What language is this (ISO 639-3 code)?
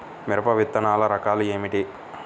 tel